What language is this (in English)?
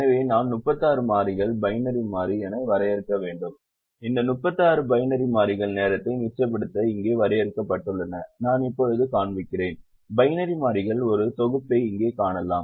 Tamil